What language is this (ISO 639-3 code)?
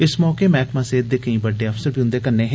doi